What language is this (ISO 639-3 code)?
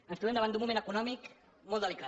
cat